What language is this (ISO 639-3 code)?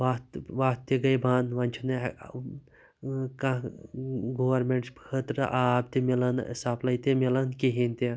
kas